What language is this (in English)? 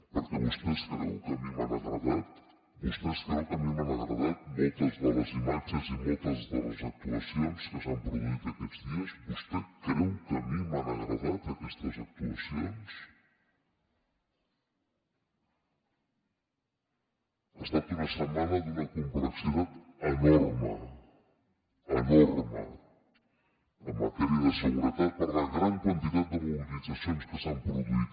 Catalan